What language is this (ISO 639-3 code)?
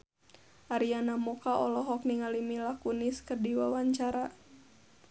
sun